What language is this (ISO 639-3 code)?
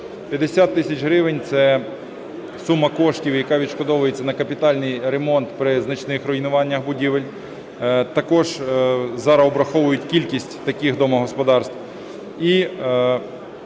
ukr